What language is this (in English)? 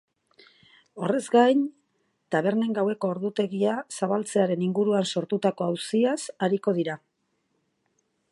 Basque